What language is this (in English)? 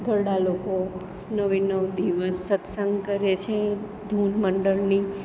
Gujarati